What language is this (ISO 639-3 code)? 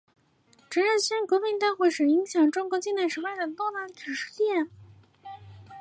zho